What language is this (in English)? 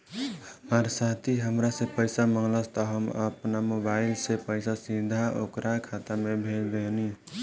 Bhojpuri